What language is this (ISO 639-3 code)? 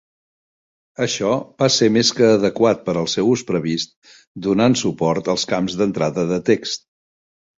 cat